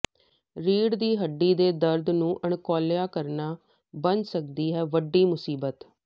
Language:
Punjabi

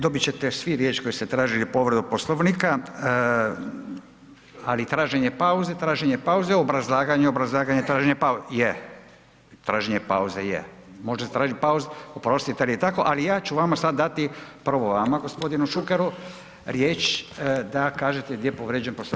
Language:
Croatian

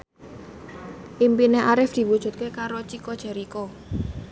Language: Javanese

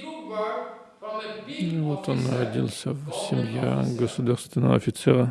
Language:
Russian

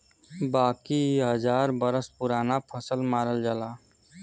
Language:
Bhojpuri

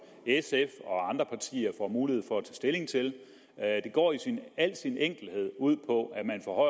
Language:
Danish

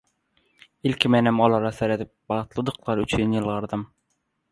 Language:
Turkmen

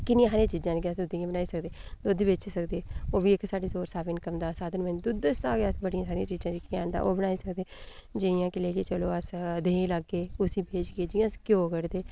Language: Dogri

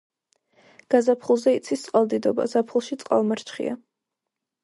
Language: Georgian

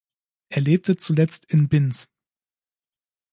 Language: German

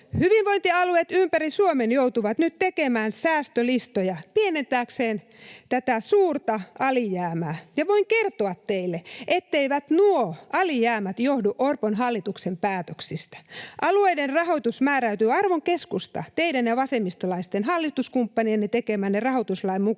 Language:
Finnish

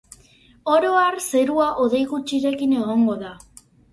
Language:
Basque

